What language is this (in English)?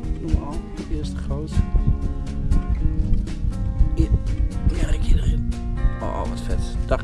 Dutch